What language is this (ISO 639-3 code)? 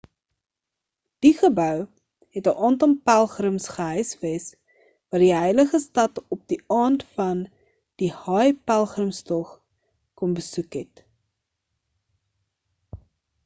afr